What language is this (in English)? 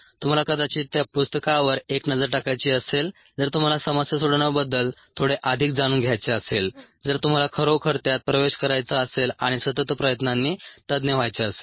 Marathi